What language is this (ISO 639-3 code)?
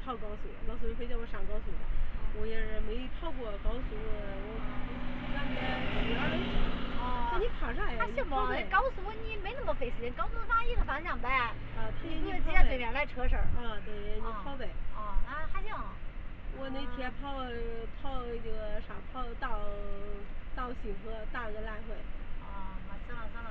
zho